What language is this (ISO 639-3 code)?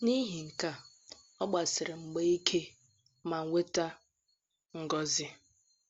ibo